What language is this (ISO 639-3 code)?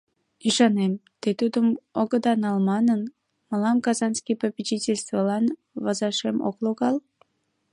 chm